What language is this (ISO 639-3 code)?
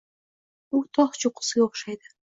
uzb